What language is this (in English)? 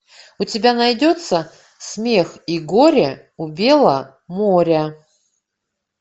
Russian